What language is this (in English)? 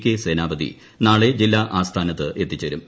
Malayalam